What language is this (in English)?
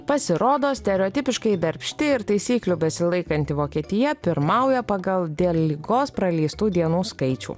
Lithuanian